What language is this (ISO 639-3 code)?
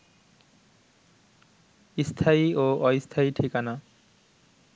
ben